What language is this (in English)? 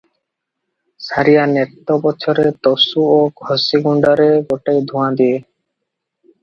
Odia